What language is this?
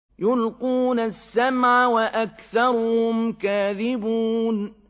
Arabic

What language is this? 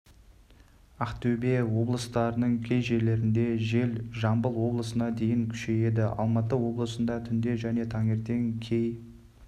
Kazakh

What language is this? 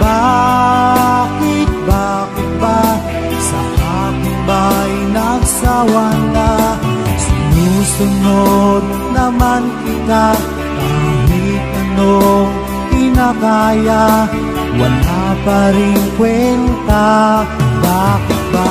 Indonesian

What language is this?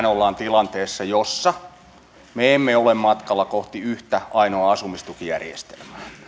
Finnish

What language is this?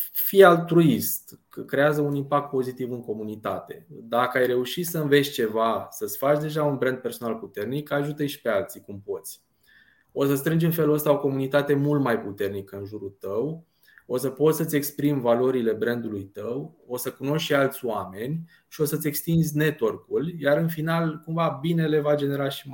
Romanian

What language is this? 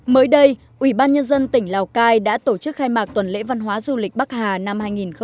Vietnamese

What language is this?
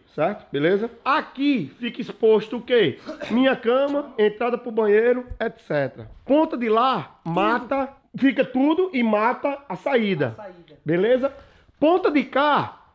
Portuguese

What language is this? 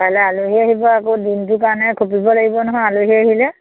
Assamese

